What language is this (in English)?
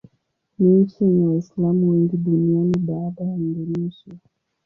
Swahili